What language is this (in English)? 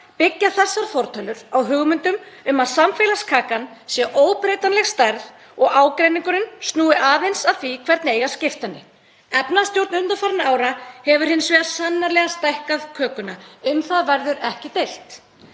Icelandic